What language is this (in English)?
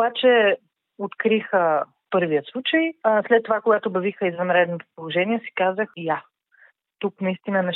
Bulgarian